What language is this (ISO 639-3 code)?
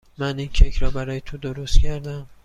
fas